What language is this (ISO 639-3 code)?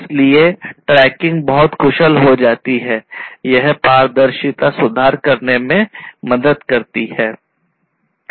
hin